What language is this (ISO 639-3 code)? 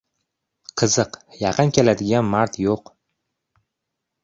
uzb